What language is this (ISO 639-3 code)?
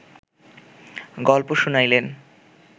ben